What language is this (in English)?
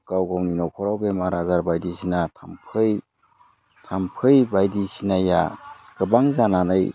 Bodo